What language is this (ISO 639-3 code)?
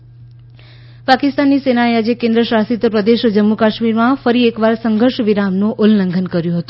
guj